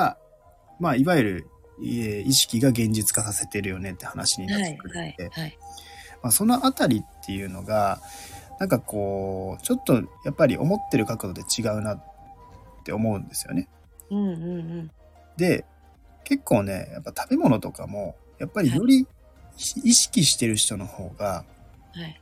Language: Japanese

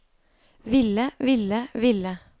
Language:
Norwegian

